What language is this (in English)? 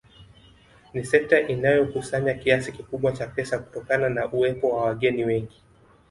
Swahili